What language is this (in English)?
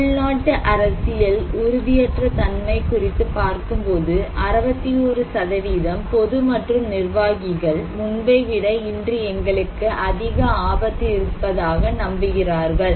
Tamil